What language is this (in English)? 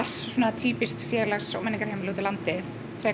Icelandic